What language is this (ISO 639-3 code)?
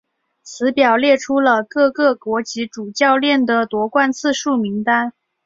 zho